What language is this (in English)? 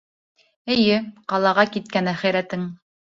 Bashkir